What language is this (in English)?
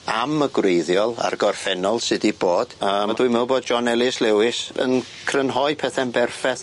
Welsh